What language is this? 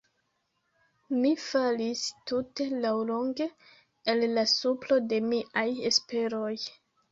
Esperanto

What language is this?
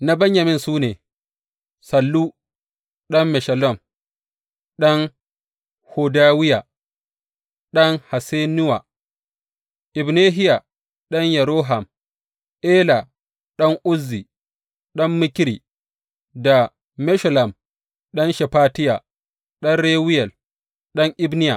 Hausa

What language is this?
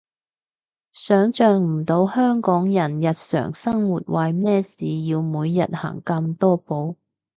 Cantonese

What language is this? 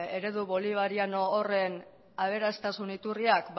Basque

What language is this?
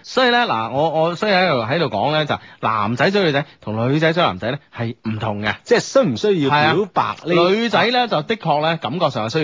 Chinese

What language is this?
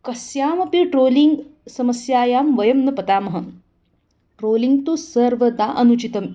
Sanskrit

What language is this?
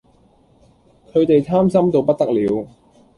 Cantonese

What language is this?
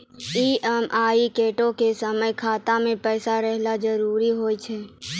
Maithili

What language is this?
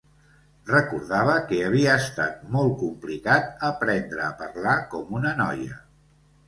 Catalan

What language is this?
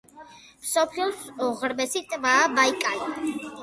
Georgian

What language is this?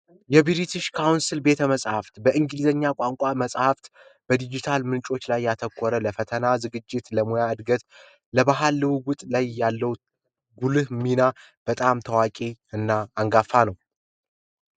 Amharic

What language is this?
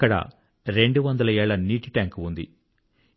Telugu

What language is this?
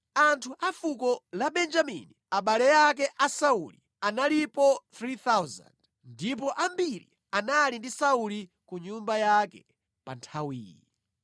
Nyanja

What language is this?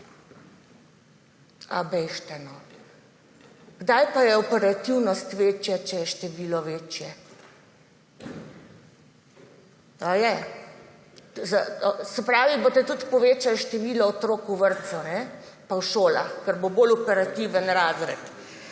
Slovenian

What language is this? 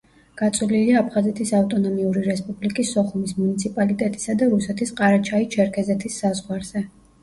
Georgian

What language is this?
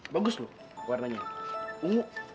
Indonesian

